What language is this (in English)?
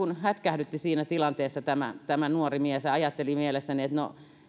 Finnish